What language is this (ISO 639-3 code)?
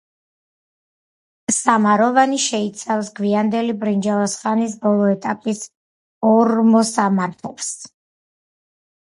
kat